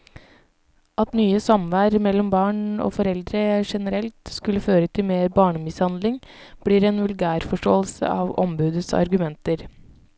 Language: Norwegian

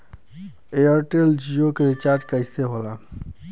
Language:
Bhojpuri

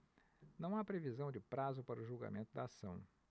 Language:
Portuguese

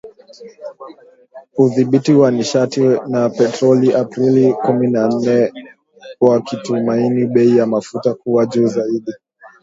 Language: Swahili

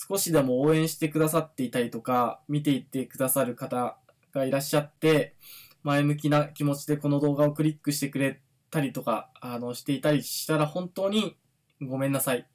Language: Japanese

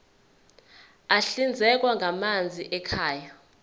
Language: Zulu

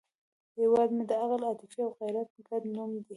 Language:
Pashto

